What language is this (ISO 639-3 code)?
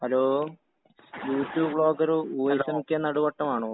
mal